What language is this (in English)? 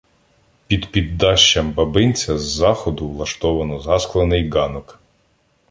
Ukrainian